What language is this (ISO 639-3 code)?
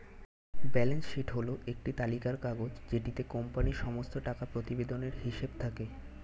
ben